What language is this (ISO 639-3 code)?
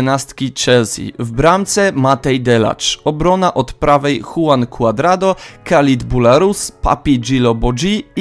pol